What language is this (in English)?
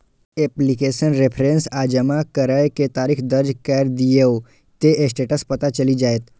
Maithili